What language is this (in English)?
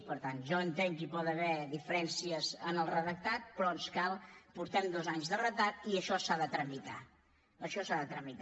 Catalan